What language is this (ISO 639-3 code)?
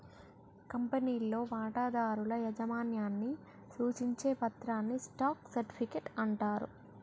tel